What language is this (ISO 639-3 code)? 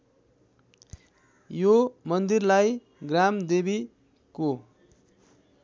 nep